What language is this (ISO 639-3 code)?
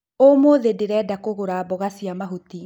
kik